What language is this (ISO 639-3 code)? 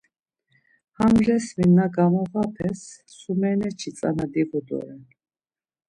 lzz